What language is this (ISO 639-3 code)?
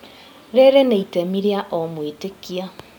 kik